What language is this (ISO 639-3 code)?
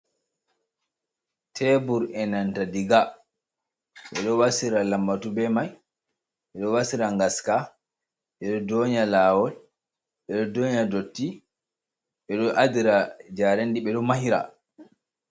ful